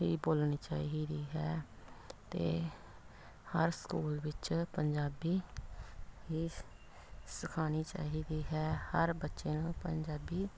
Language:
Punjabi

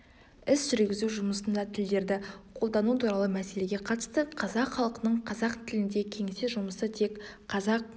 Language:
Kazakh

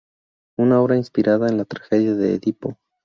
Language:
Spanish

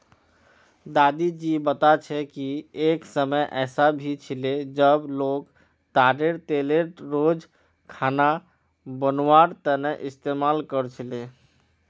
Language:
Magahi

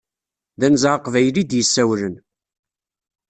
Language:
Kabyle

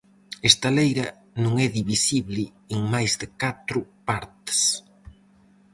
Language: Galician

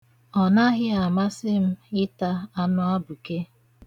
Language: Igbo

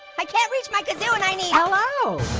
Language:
English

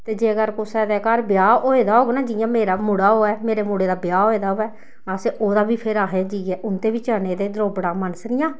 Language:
Dogri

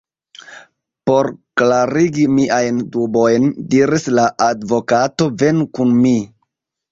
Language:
Esperanto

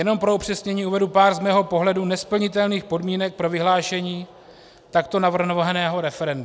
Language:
Czech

